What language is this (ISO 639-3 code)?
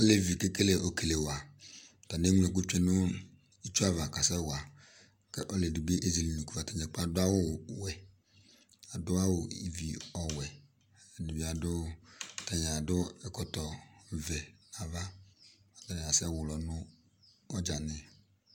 kpo